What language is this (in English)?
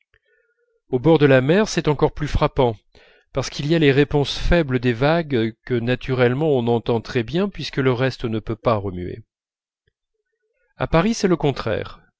French